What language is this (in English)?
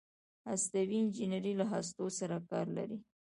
Pashto